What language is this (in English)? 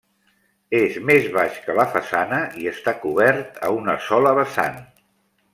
Catalan